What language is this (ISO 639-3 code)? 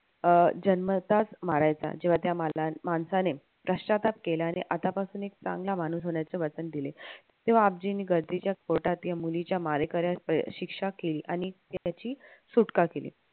mar